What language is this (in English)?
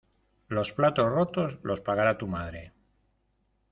Spanish